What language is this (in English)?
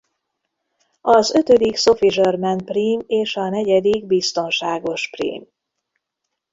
Hungarian